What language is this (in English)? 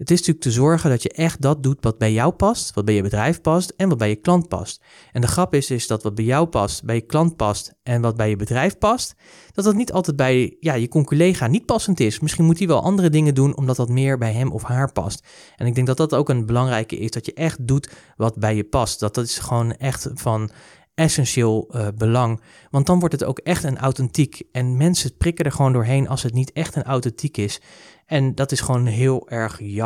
Dutch